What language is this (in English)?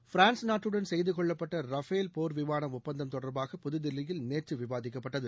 Tamil